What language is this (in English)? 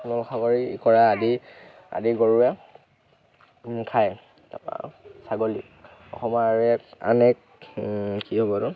Assamese